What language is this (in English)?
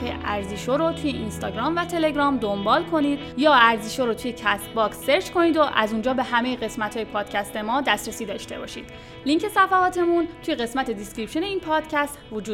Persian